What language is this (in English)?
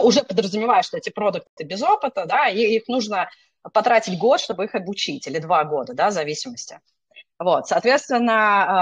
Russian